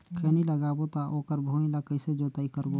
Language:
Chhattisgarhi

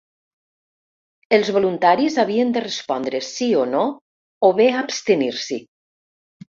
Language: Catalan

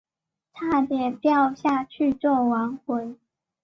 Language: Chinese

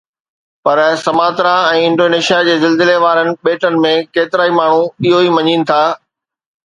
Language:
Sindhi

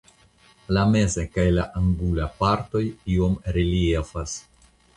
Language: Esperanto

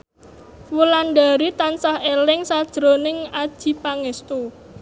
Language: Javanese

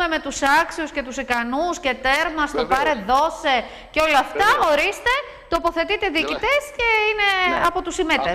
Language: Greek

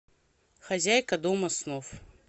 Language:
Russian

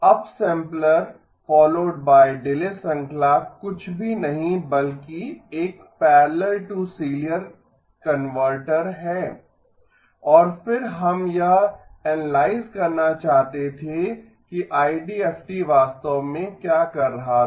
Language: Hindi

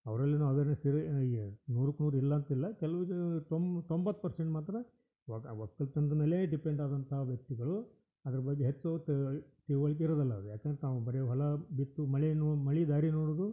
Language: Kannada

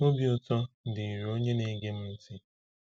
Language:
Igbo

